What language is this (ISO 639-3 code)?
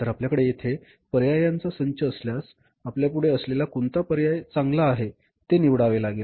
mar